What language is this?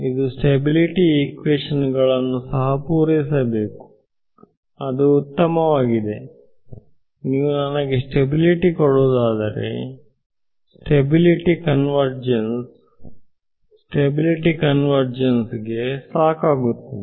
Kannada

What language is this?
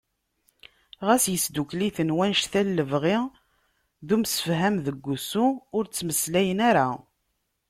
Kabyle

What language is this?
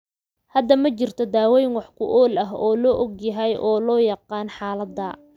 Somali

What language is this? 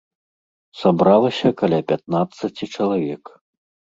Belarusian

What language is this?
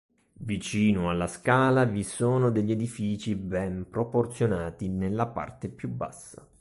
Italian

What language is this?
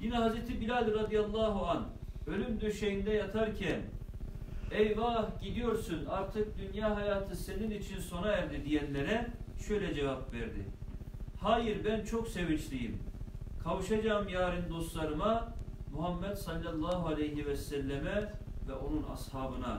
Turkish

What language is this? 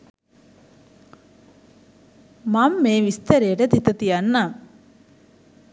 Sinhala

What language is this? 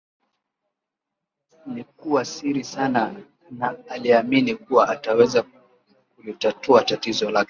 Swahili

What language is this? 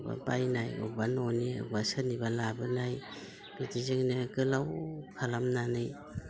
Bodo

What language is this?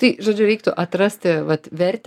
Lithuanian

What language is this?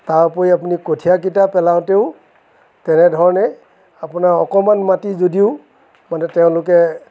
Assamese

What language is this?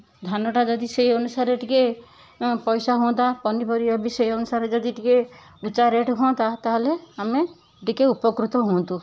Odia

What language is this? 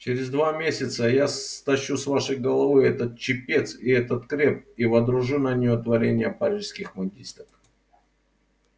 Russian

